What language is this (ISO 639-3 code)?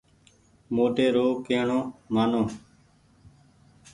gig